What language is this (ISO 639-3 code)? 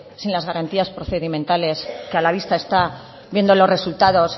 spa